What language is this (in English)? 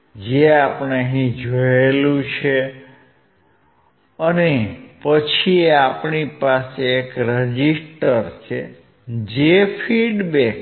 Gujarati